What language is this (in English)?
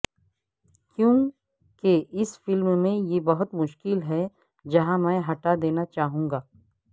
Urdu